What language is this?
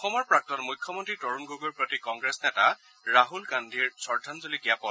Assamese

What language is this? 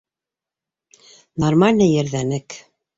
Bashkir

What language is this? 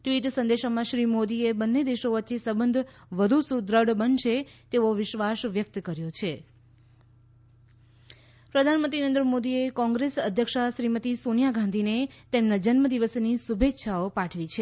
Gujarati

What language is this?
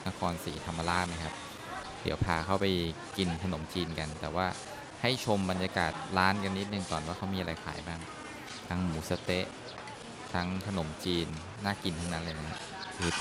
Thai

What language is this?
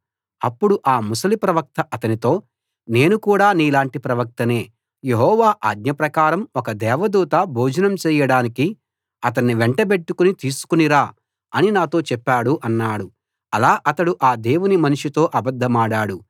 Telugu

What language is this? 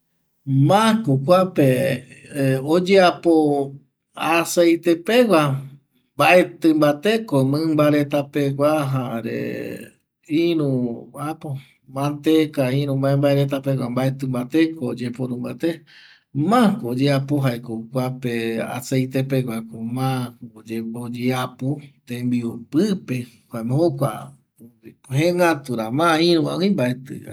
Eastern Bolivian Guaraní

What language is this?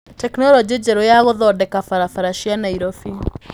Kikuyu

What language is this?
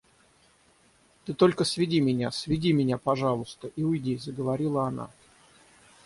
Russian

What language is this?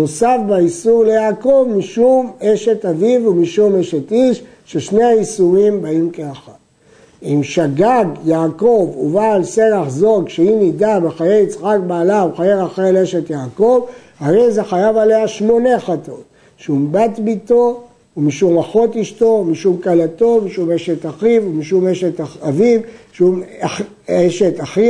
Hebrew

